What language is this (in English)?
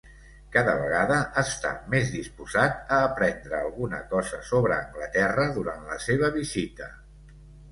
Catalan